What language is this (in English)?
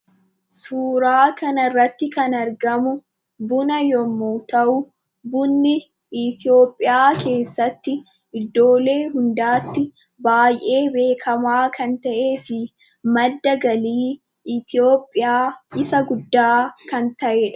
Oromo